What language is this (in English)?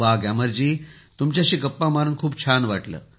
Marathi